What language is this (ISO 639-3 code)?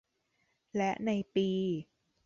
tha